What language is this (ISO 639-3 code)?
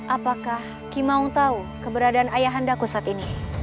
ind